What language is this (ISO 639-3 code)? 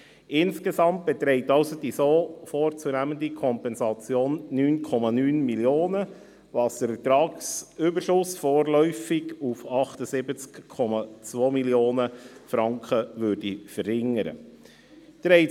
gsw